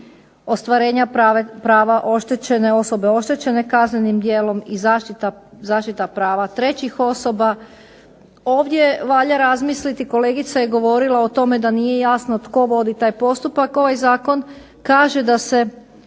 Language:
Croatian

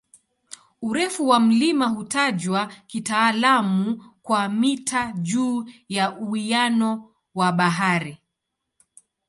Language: Swahili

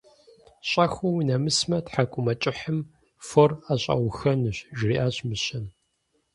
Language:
Kabardian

